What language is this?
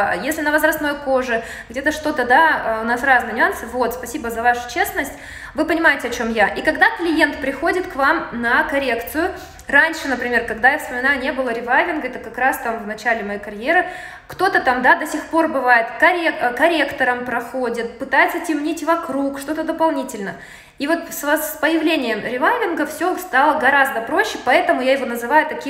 Russian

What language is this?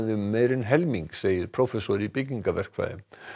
Icelandic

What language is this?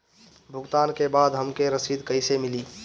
Bhojpuri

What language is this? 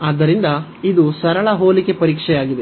Kannada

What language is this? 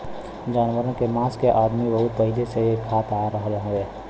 Bhojpuri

